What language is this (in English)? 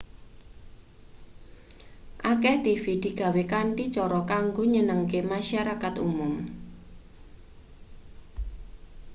Javanese